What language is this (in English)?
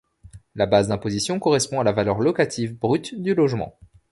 French